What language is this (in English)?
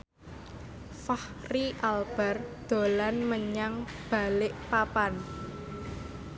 Javanese